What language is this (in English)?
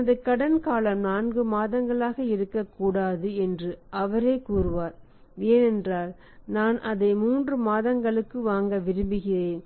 Tamil